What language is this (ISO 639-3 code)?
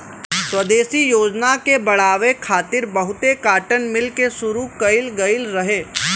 bho